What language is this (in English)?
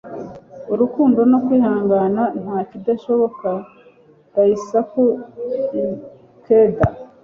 Kinyarwanda